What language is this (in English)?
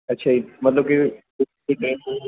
Punjabi